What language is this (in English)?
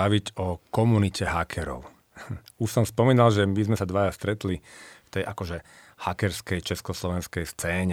Slovak